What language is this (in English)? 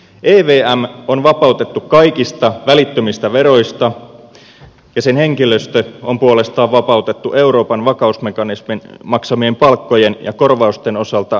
Finnish